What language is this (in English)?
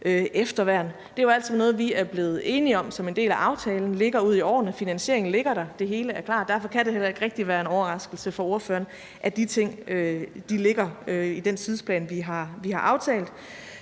Danish